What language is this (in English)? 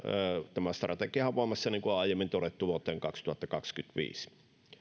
Finnish